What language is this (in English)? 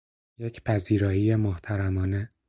Persian